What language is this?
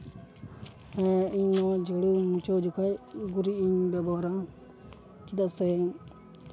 Santali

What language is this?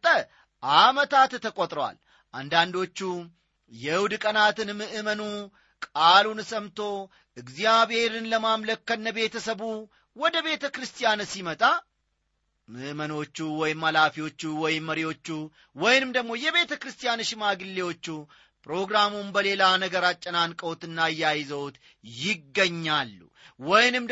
Amharic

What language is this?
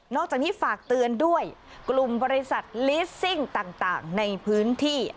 Thai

